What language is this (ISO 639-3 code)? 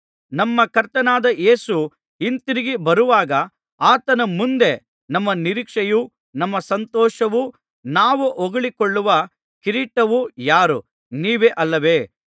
kan